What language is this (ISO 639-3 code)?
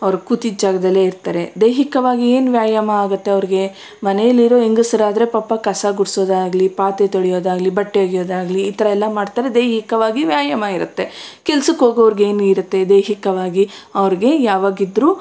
kan